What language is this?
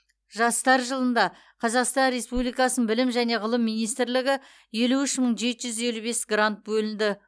Kazakh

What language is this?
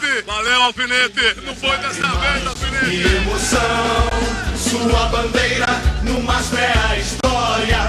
Portuguese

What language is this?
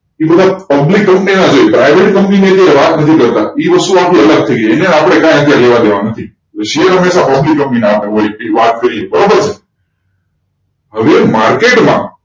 Gujarati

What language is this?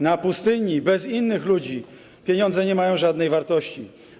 Polish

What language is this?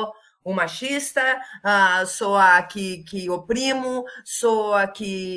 Portuguese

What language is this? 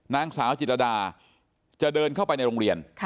Thai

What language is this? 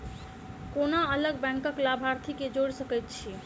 Maithili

